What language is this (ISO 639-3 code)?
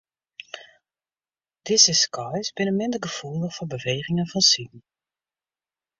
fry